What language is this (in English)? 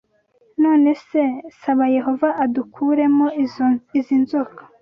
Kinyarwanda